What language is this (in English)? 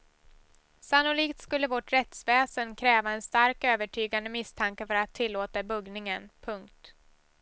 Swedish